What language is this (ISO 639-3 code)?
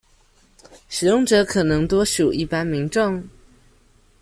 zho